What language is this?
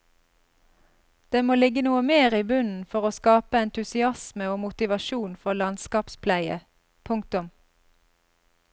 Norwegian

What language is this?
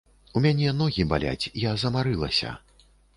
Belarusian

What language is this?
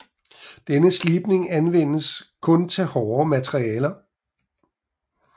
Danish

